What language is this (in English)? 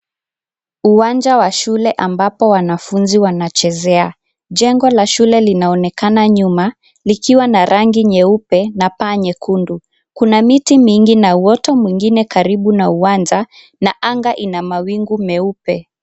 Swahili